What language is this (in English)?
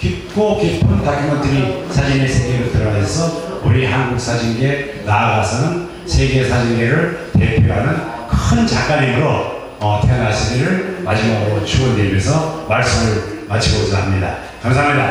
Korean